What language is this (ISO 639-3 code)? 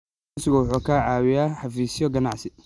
som